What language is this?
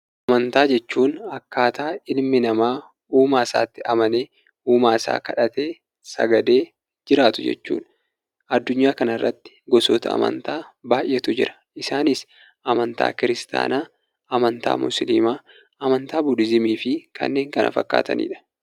Oromo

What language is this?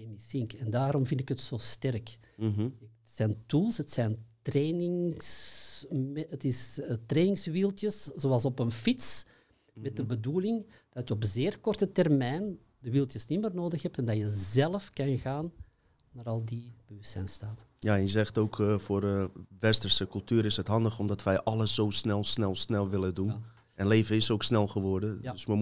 Dutch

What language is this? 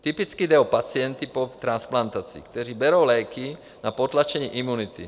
Czech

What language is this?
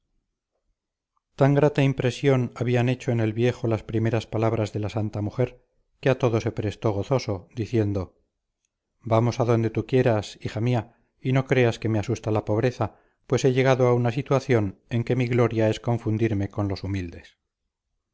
Spanish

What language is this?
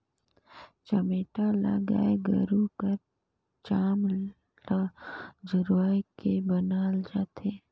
Chhattisgarhi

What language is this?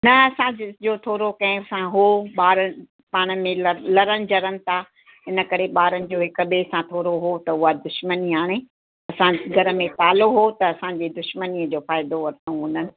Sindhi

